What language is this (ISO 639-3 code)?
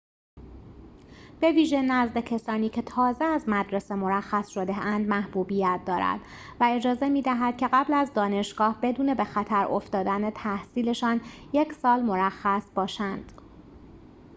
fas